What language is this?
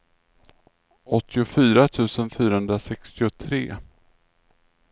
Swedish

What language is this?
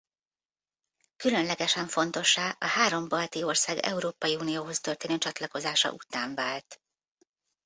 Hungarian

